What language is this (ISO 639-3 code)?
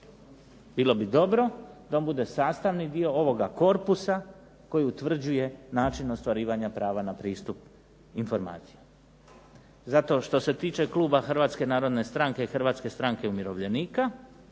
hrv